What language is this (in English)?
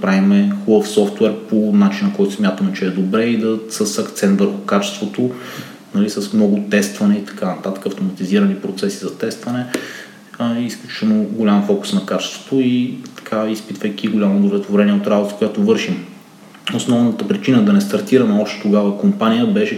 Bulgarian